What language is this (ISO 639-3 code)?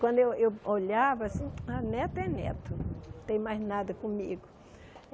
por